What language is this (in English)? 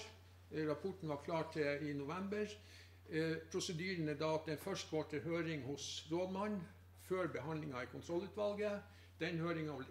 Norwegian